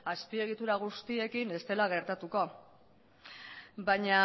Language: Basque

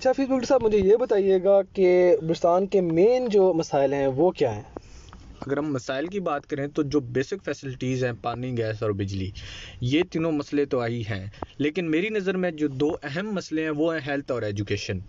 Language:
Urdu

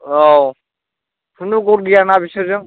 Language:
Bodo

